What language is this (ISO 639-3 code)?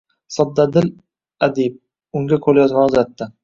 uzb